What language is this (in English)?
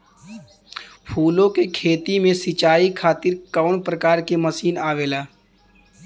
Bhojpuri